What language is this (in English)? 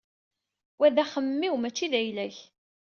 Kabyle